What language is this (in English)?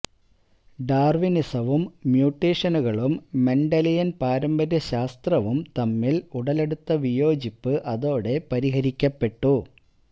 Malayalam